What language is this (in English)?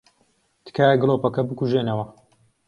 Central Kurdish